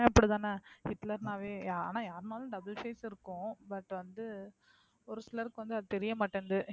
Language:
Tamil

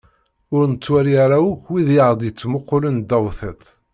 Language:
Kabyle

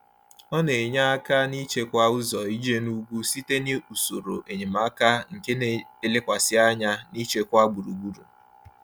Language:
Igbo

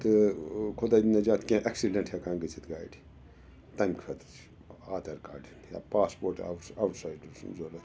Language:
Kashmiri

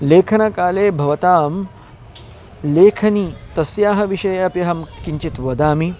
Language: Sanskrit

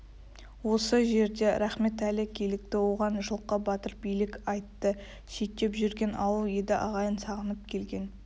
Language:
Kazakh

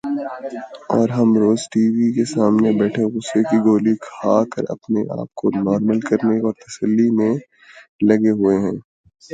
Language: Urdu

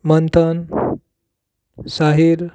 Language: Konkani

